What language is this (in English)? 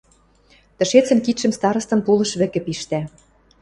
Western Mari